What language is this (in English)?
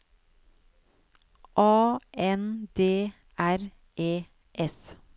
Norwegian